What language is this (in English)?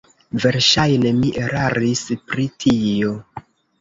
Esperanto